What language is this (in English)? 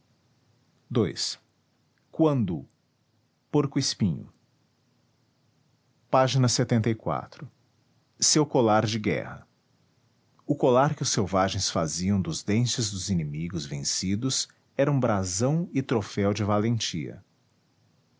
Portuguese